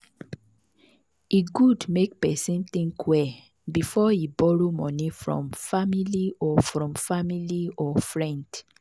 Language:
Nigerian Pidgin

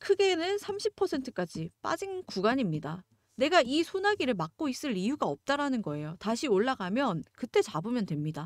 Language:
Korean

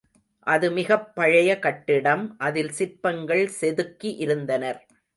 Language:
Tamil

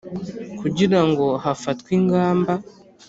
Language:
Kinyarwanda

